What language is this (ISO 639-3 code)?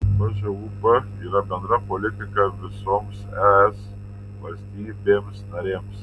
lit